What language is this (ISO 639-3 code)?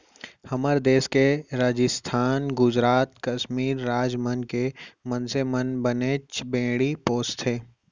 hne